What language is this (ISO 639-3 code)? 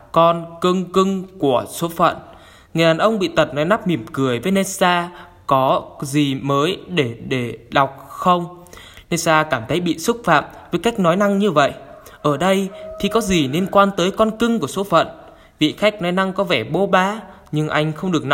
vie